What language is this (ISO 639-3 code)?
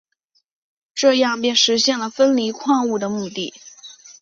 zho